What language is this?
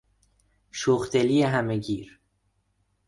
Persian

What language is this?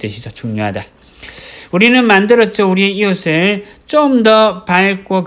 Korean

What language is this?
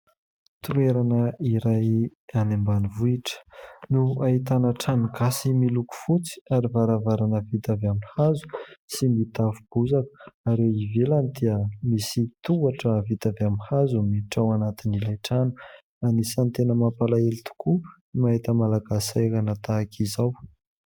Malagasy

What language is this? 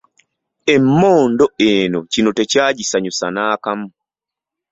Ganda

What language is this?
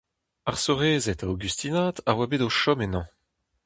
Breton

